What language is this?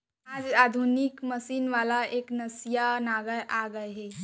Chhattisgarhi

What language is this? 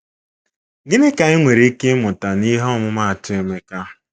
Igbo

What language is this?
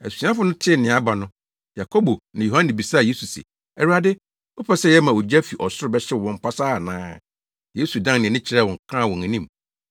Akan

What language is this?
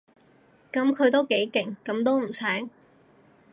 Cantonese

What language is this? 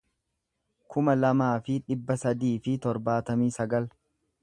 Oromo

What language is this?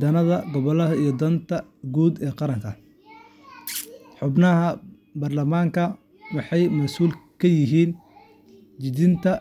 Somali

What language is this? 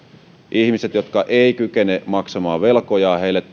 Finnish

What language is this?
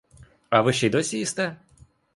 Ukrainian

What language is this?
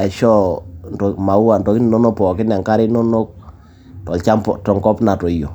Masai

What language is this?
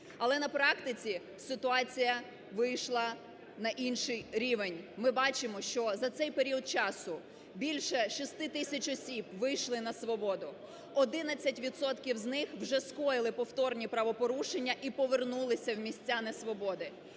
Ukrainian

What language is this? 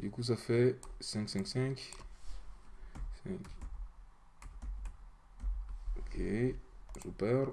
French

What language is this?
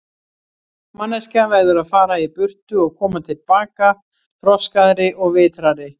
Icelandic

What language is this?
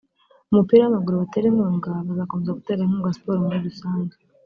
Kinyarwanda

